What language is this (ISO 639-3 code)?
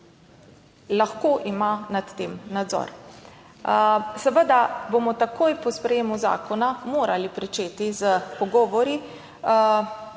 slv